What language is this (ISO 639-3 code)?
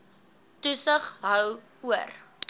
afr